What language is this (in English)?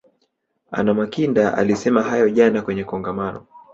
Swahili